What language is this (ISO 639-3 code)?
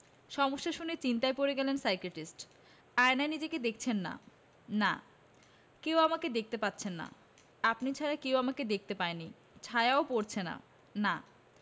ben